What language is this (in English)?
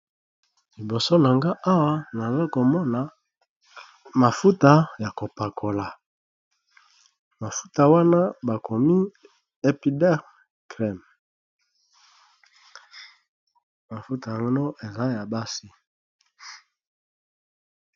Lingala